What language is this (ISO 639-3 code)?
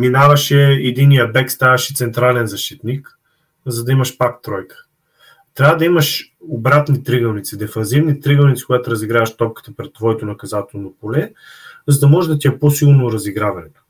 bul